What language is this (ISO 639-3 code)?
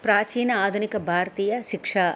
san